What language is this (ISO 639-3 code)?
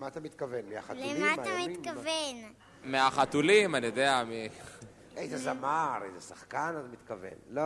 heb